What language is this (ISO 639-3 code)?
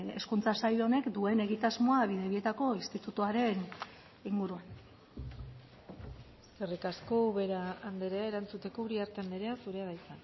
eus